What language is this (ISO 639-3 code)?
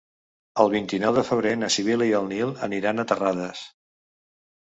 cat